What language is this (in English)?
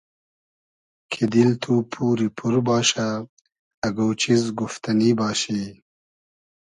Hazaragi